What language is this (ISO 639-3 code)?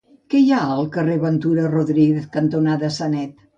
cat